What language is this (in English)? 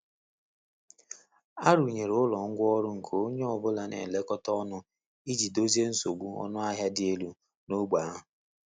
Igbo